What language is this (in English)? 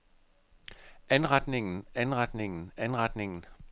Danish